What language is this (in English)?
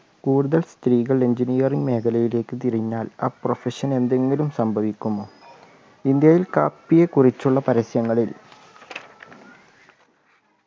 Malayalam